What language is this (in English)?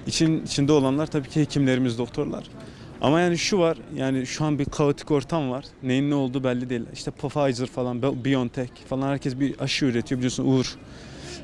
Turkish